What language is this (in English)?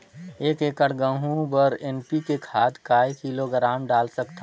Chhattisgarhi